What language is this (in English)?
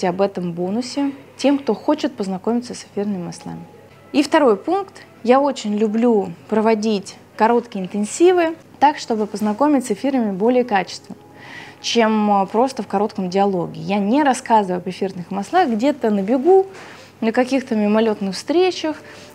Russian